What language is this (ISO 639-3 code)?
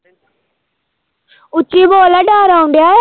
pan